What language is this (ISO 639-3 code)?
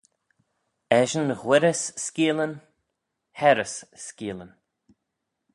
glv